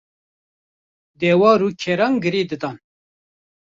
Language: Kurdish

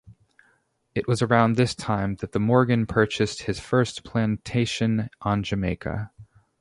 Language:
English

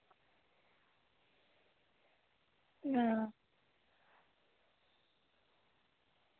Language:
Dogri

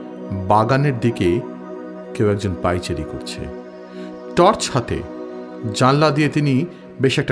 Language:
Bangla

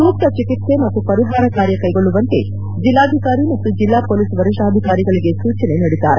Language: Kannada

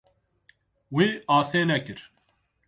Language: Kurdish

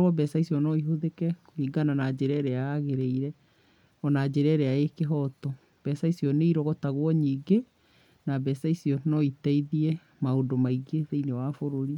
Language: Kikuyu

